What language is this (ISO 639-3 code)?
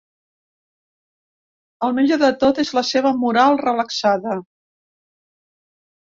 cat